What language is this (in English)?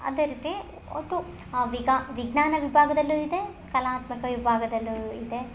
Kannada